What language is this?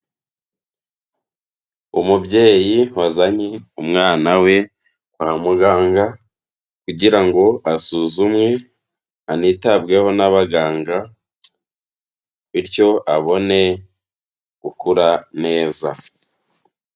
Kinyarwanda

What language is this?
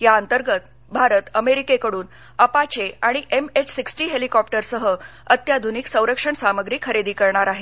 Marathi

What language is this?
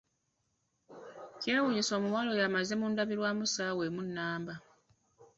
Ganda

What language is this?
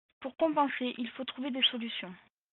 French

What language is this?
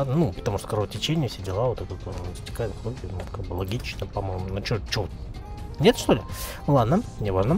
Russian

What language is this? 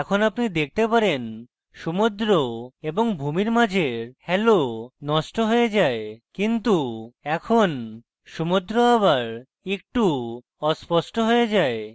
Bangla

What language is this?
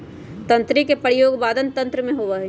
Magahi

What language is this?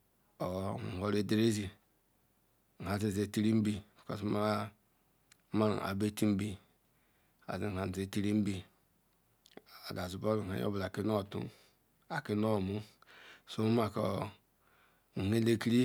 Ikwere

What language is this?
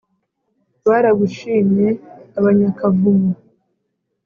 Kinyarwanda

